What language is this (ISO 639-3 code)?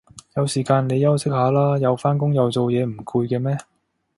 yue